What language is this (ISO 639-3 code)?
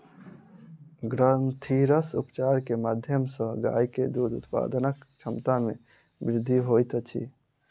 mai